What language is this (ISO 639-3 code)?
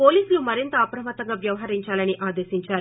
tel